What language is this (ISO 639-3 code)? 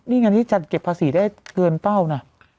tha